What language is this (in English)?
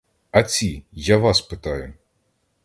Ukrainian